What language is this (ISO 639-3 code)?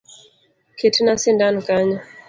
luo